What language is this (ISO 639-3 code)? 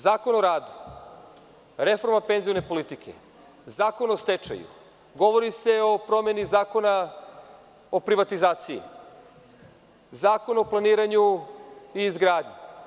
srp